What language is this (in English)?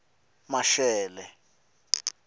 Tsonga